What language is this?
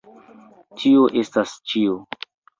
Esperanto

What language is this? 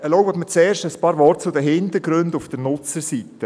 Swiss German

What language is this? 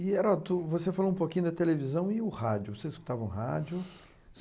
Portuguese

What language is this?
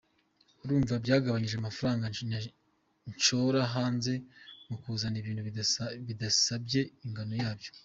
Kinyarwanda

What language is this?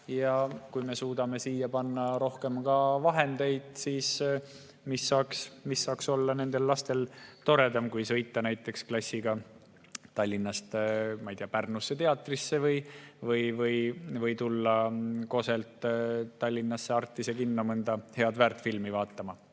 Estonian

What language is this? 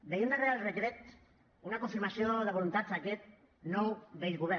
Catalan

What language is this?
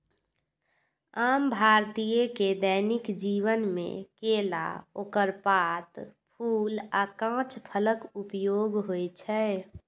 Maithili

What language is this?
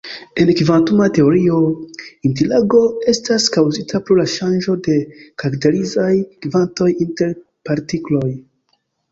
Esperanto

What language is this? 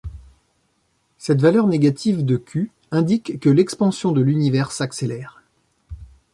French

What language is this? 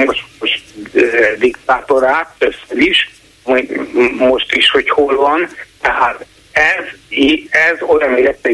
Hungarian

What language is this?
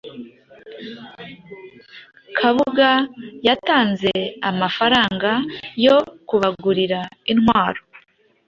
Kinyarwanda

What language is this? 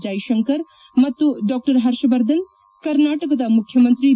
Kannada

